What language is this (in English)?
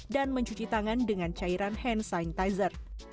Indonesian